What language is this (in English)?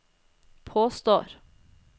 Norwegian